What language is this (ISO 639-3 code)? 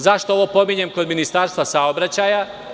srp